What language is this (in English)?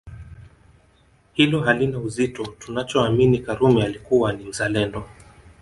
Swahili